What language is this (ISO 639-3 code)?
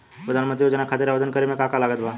bho